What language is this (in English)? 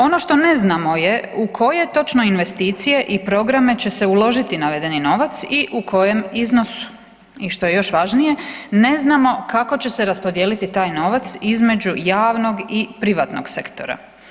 Croatian